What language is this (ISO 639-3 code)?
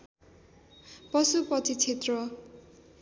nep